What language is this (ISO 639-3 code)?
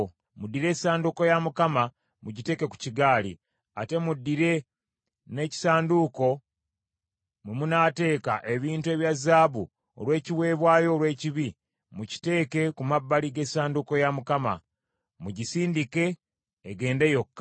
lug